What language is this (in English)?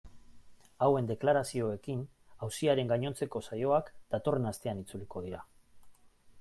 Basque